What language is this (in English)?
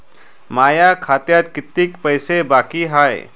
Marathi